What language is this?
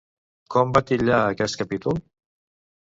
Catalan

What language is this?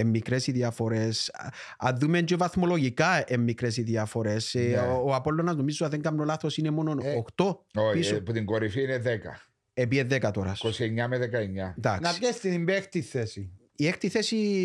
Greek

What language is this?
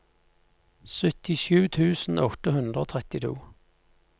Norwegian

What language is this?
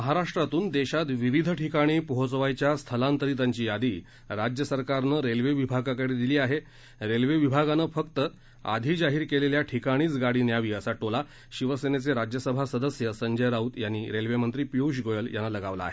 Marathi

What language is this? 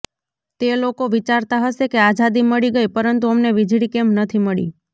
Gujarati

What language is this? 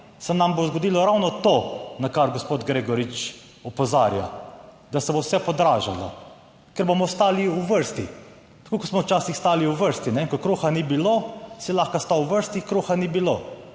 Slovenian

